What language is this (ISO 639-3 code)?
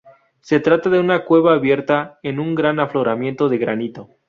spa